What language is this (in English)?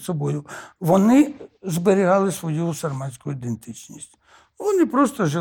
Ukrainian